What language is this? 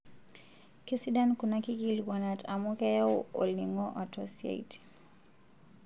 Masai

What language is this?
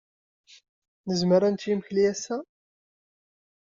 Kabyle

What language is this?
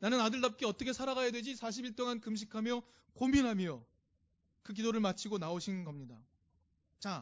Korean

